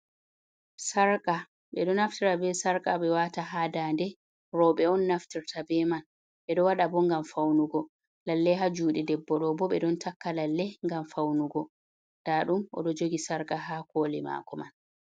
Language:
Fula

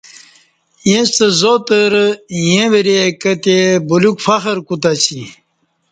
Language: Kati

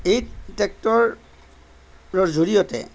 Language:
Assamese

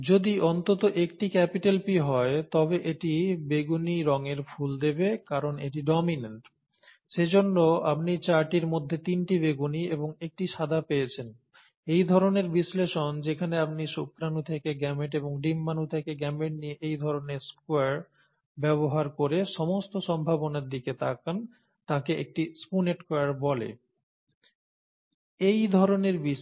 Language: Bangla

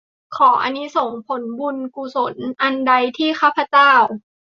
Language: Thai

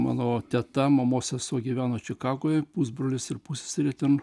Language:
Lithuanian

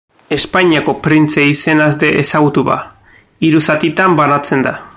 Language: Basque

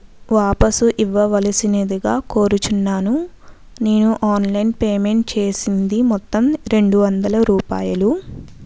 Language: Telugu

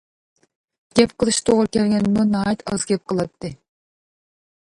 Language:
Uyghur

